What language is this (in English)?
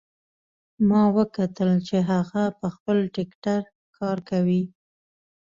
Pashto